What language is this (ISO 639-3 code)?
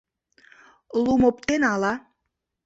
chm